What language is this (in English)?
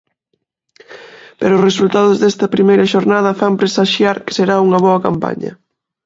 Galician